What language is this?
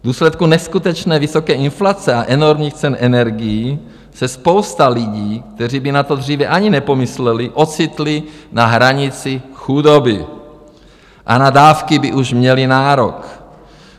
Czech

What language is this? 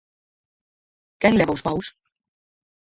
Galician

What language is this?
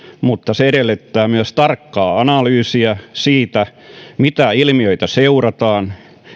Finnish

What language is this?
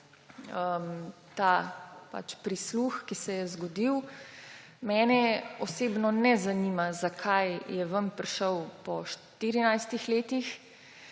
Slovenian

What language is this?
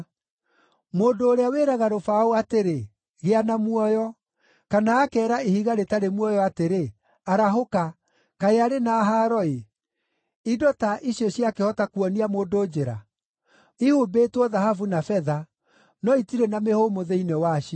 Kikuyu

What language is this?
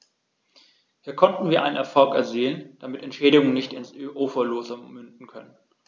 German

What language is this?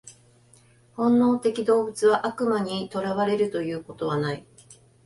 Japanese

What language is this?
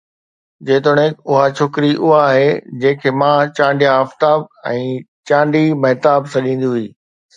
Sindhi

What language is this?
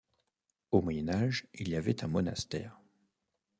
French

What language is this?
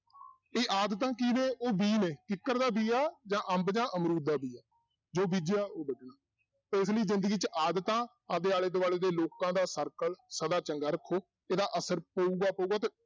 Punjabi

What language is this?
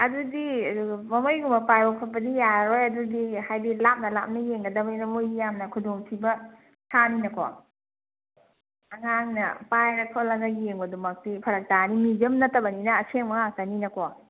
Manipuri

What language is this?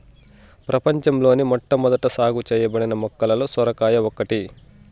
Telugu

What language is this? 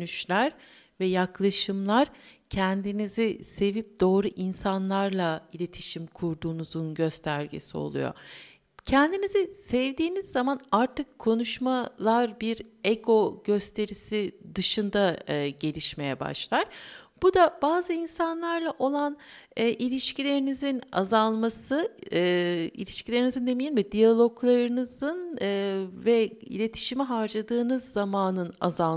Turkish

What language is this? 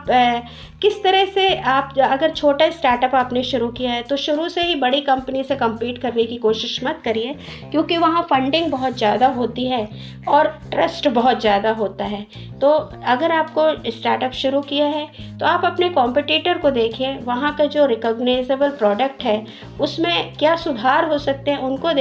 Hindi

